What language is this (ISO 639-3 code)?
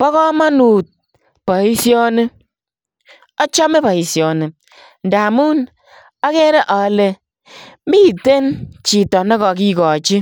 kln